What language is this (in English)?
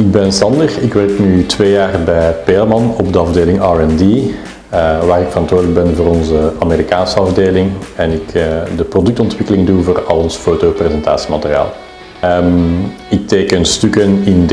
Dutch